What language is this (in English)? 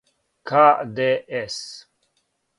Serbian